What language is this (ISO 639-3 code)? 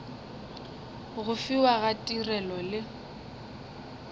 nso